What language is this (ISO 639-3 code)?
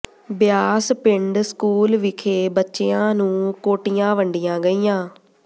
pan